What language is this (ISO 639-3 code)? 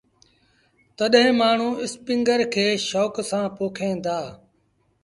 sbn